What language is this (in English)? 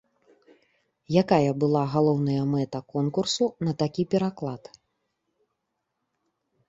Belarusian